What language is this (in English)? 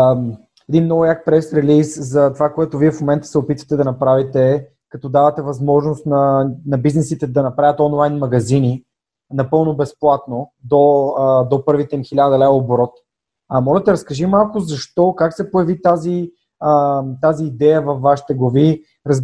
Bulgarian